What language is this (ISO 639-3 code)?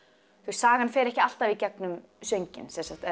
isl